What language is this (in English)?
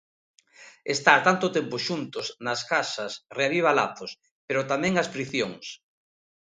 Galician